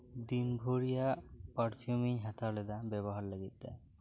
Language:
Santali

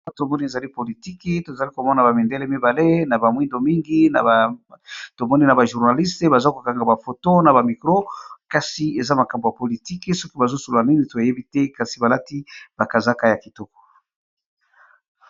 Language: Lingala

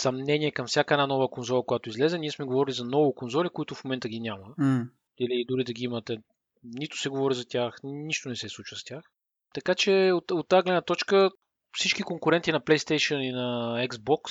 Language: Bulgarian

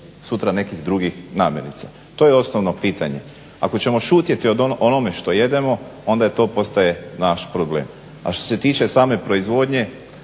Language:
Croatian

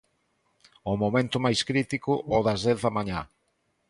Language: Galician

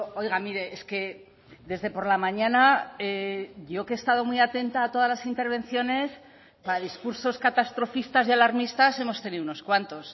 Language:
Spanish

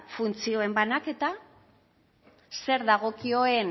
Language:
Basque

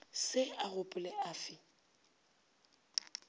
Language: Northern Sotho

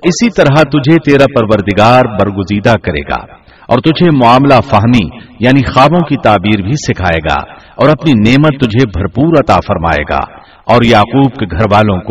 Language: Urdu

